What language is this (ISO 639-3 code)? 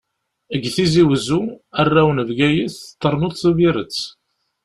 kab